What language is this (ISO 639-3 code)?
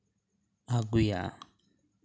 sat